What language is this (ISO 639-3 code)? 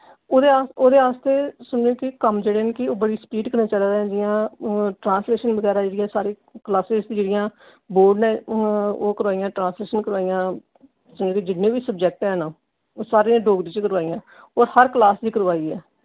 doi